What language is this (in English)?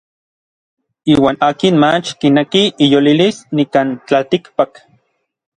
Orizaba Nahuatl